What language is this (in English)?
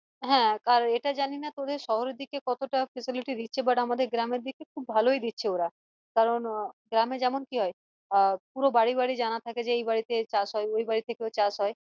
Bangla